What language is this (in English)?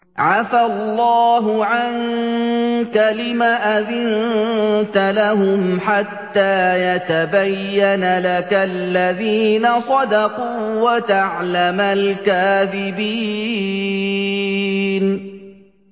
Arabic